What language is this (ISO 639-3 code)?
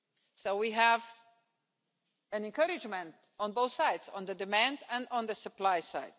eng